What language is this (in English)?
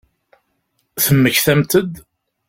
Kabyle